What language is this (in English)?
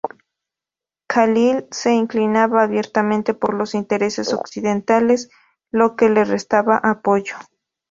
Spanish